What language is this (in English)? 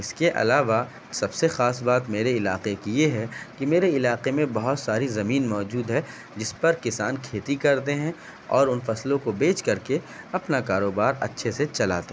Urdu